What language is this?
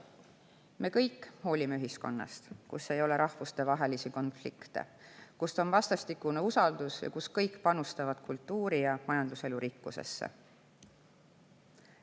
Estonian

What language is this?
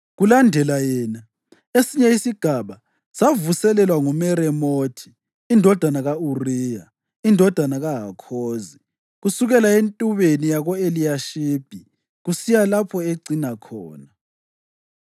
North Ndebele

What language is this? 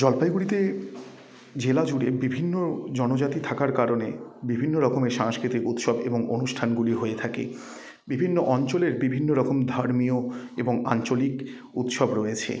Bangla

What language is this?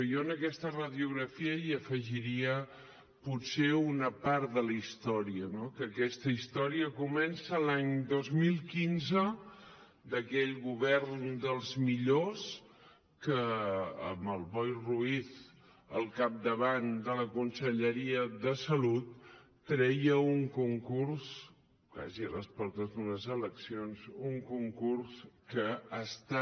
Catalan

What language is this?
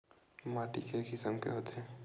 Chhattisgarhi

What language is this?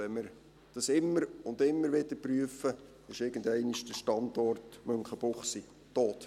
Swiss German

